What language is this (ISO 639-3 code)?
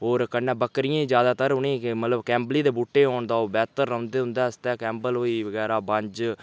doi